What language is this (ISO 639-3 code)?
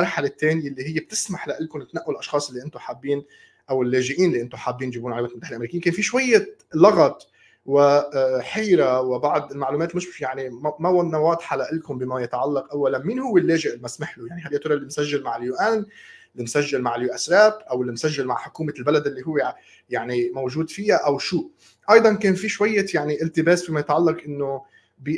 ara